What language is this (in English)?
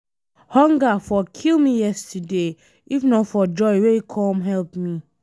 Nigerian Pidgin